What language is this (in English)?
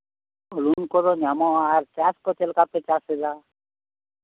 Santali